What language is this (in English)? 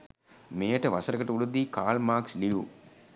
Sinhala